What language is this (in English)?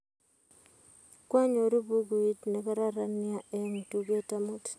Kalenjin